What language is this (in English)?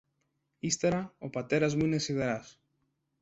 Greek